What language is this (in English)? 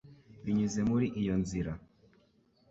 Kinyarwanda